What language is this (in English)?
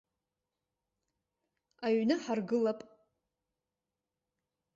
Abkhazian